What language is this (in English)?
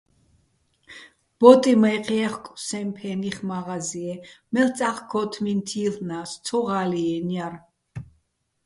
Bats